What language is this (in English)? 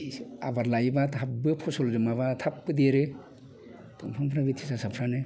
Bodo